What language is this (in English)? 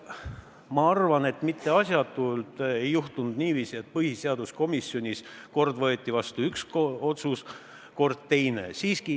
Estonian